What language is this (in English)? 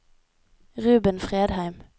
Norwegian